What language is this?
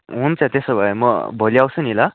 Nepali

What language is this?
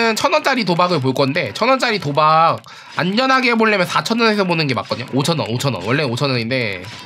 Korean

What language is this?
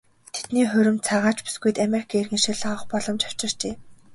Mongolian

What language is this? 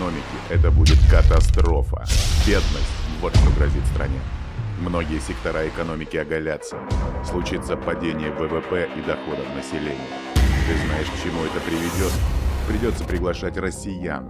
Russian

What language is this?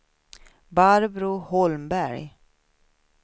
Swedish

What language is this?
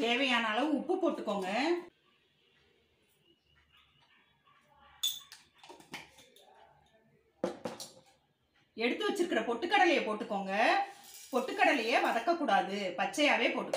Dutch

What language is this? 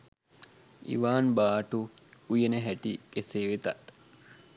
Sinhala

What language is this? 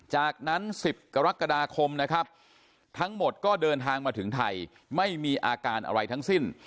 Thai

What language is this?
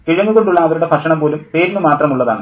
Malayalam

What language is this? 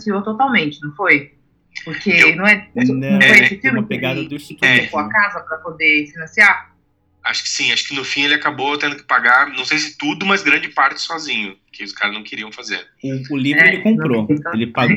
Portuguese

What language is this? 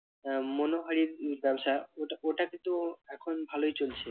Bangla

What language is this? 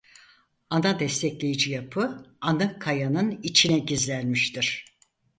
Turkish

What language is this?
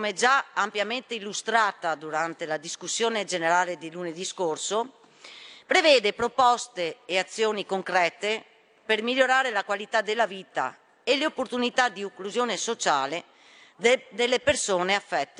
Italian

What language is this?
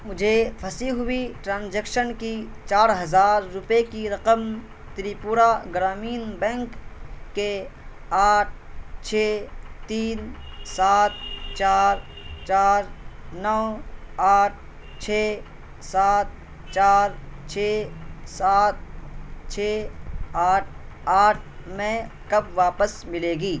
Urdu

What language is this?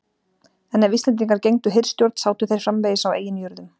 Icelandic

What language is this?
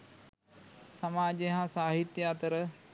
Sinhala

